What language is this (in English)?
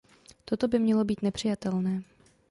Czech